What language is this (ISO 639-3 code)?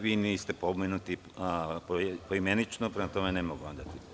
srp